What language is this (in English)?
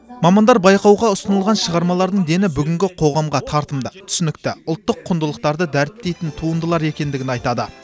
Kazakh